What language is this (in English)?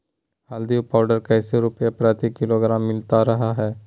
Magahi